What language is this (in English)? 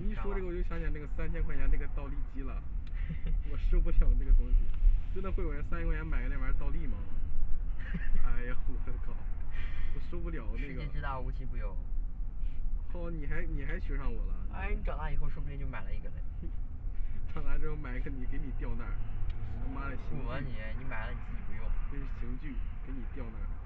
Chinese